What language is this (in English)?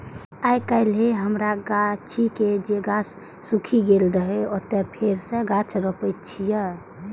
Maithili